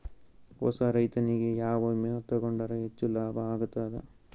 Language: Kannada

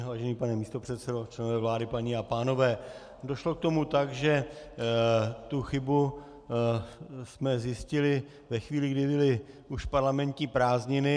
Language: Czech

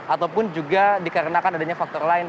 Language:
Indonesian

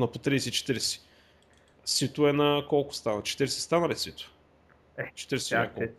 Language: Bulgarian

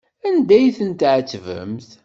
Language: Kabyle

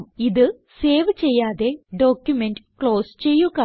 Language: Malayalam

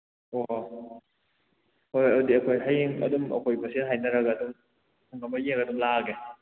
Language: Manipuri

